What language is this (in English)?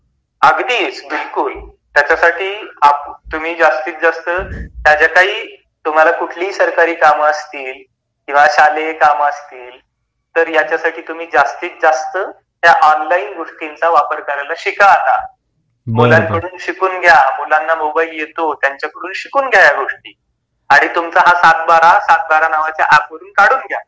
Marathi